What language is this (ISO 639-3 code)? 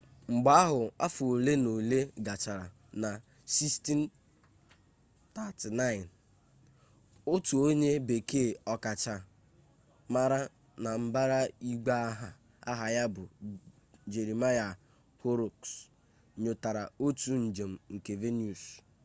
ibo